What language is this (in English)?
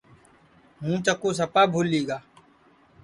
Sansi